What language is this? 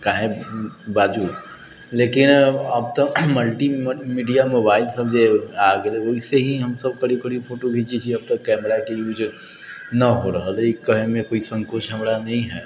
Maithili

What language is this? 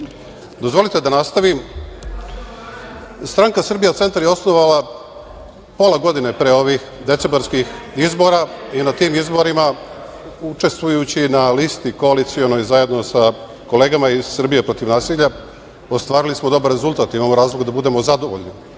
Serbian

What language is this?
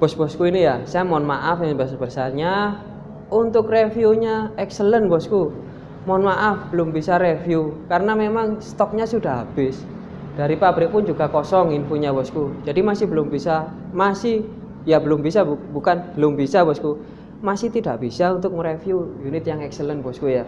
Indonesian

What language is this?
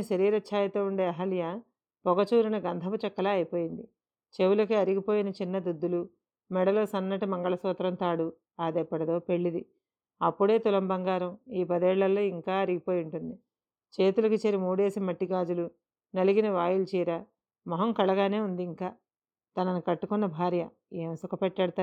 Telugu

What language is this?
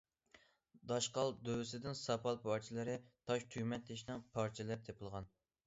Uyghur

